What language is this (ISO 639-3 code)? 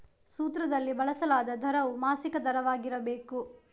kan